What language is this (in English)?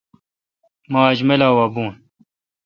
Kalkoti